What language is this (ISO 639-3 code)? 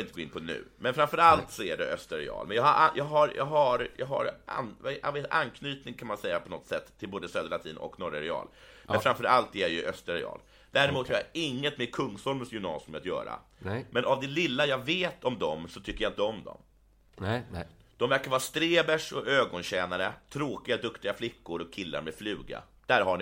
swe